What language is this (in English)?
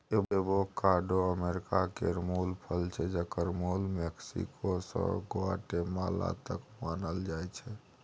Maithili